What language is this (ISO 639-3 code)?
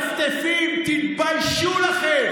heb